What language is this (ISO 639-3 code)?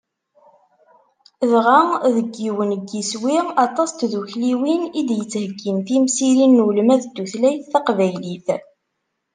kab